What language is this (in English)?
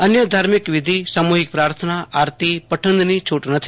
Gujarati